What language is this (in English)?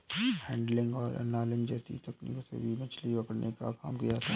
Hindi